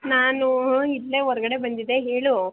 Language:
Kannada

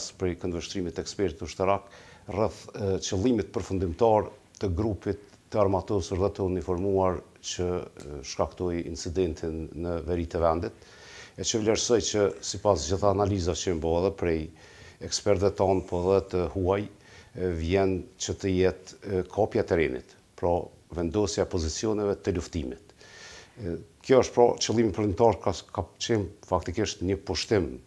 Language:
Romanian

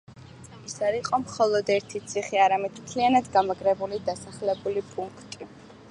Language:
Georgian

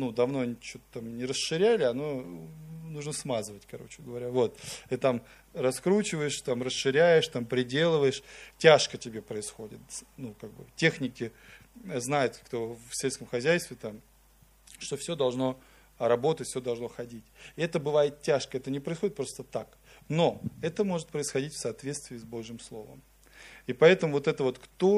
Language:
Russian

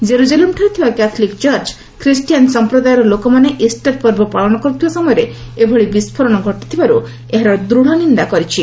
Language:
Odia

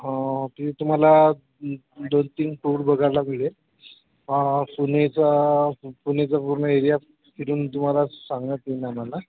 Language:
Marathi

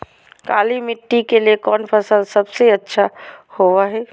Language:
Magahi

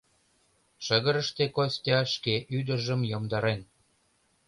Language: Mari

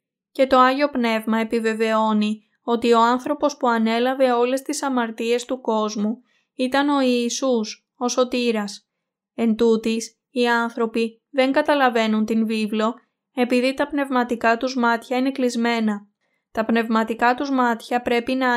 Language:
Greek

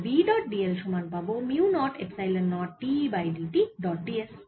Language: Bangla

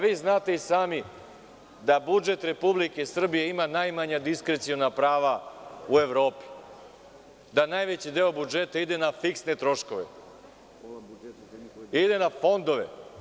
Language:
Serbian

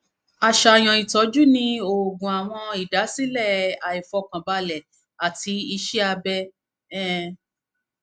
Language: Yoruba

